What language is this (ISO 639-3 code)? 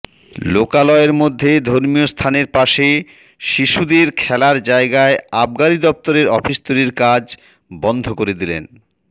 ben